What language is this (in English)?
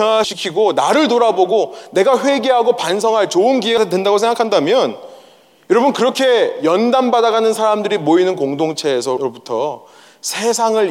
Korean